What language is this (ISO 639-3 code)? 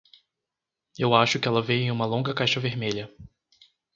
por